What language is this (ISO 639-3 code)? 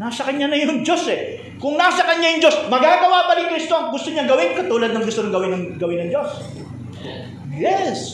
fil